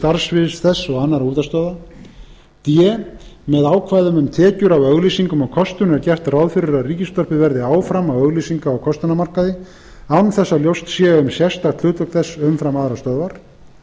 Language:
Icelandic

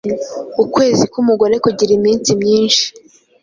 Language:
Kinyarwanda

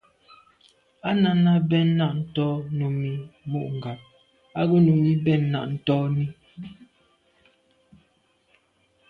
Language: Medumba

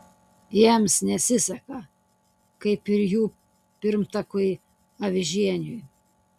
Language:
Lithuanian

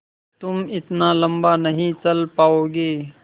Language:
Hindi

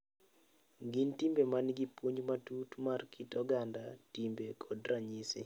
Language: Luo (Kenya and Tanzania)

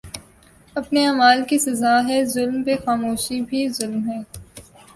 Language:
Urdu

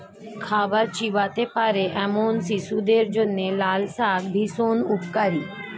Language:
Bangla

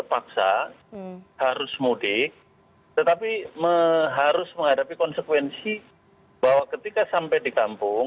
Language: Indonesian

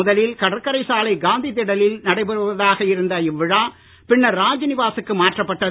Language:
Tamil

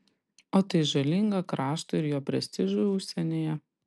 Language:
Lithuanian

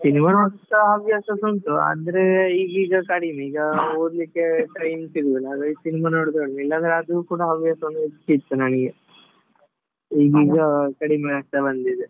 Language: Kannada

